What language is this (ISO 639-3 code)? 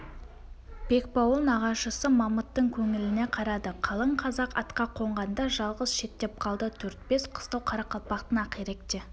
kaz